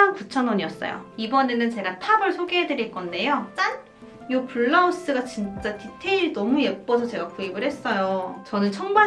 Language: Korean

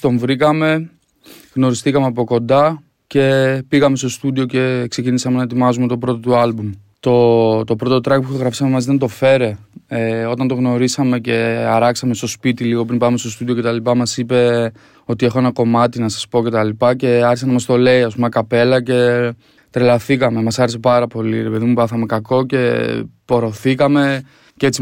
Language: Greek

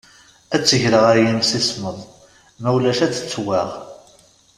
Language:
Kabyle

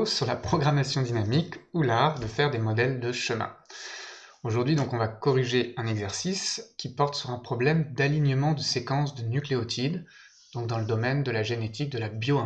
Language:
French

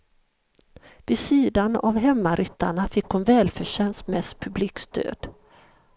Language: Swedish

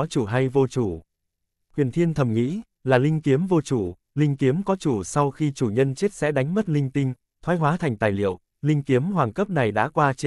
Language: Vietnamese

